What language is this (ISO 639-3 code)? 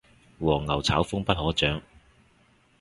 yue